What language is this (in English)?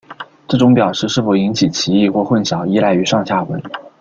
Chinese